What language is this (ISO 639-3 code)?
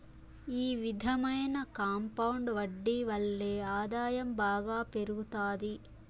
tel